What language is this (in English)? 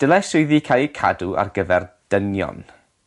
Welsh